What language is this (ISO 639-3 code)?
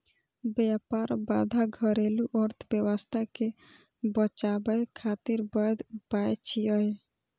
mai